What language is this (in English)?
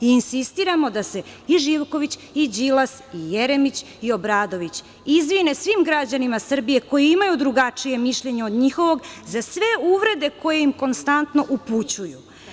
Serbian